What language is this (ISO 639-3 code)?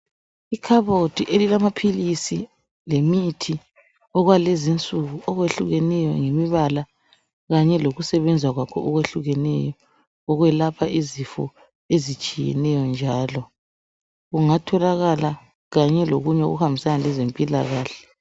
nde